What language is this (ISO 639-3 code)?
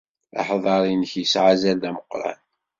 kab